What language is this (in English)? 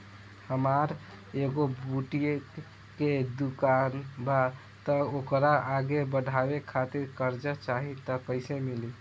Bhojpuri